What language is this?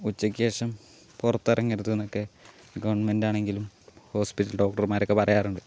Malayalam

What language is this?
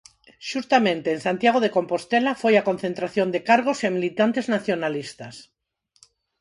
Galician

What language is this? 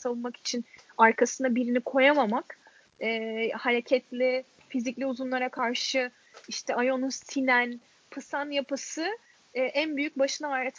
Turkish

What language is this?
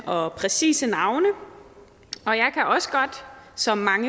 Danish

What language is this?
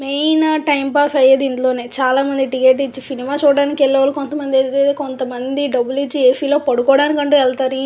Telugu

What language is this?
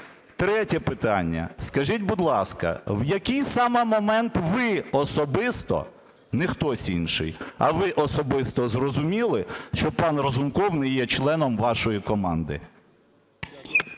Ukrainian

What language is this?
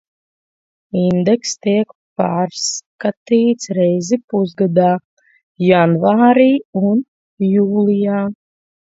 Latvian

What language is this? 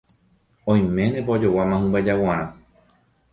Guarani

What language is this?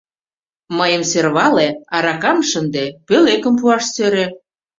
Mari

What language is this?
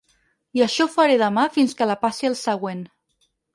Catalan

